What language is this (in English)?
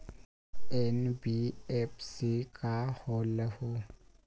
Magahi